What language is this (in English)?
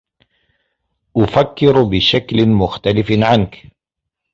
Arabic